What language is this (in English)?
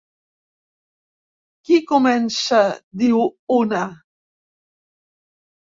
Catalan